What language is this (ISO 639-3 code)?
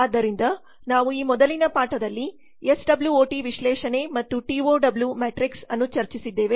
kan